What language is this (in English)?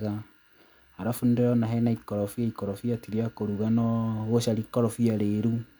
Kikuyu